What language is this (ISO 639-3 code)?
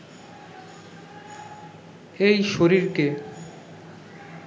ben